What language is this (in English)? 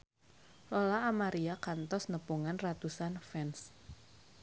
Sundanese